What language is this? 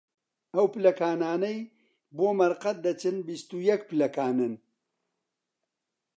Central Kurdish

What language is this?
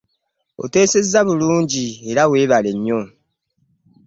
Ganda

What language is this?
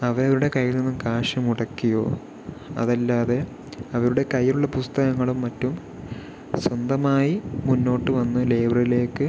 Malayalam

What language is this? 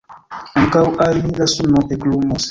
Esperanto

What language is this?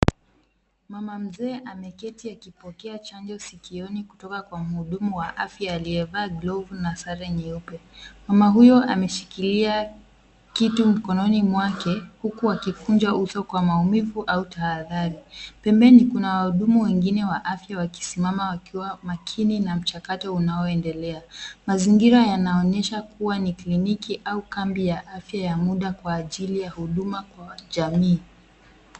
Swahili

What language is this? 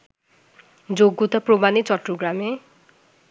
Bangla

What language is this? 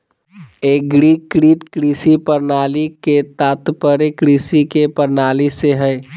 Magahi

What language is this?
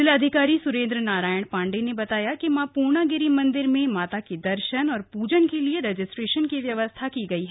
Hindi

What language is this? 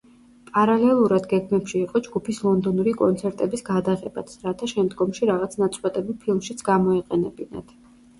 Georgian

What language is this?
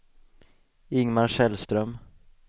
Swedish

